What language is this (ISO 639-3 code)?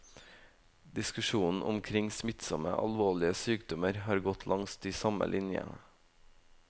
nor